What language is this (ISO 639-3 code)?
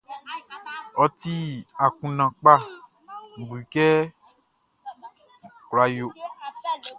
bci